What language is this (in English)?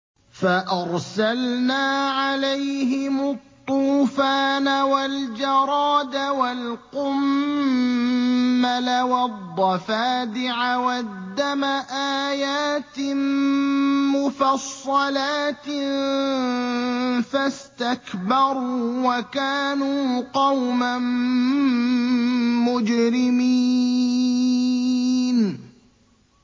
Arabic